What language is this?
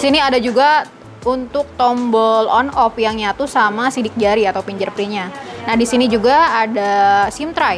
Indonesian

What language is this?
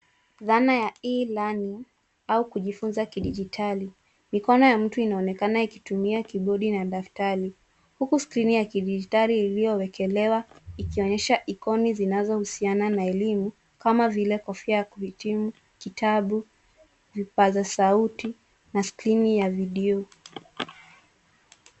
Swahili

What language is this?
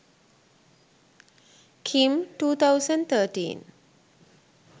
Sinhala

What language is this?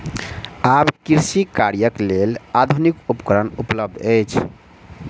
Maithili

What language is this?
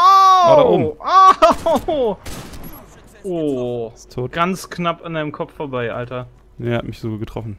German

